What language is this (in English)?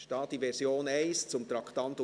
Swiss German